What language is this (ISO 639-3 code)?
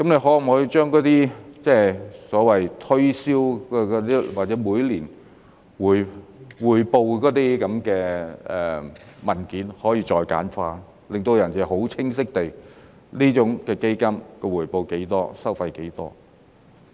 yue